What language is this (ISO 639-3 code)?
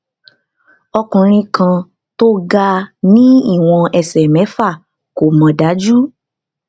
yor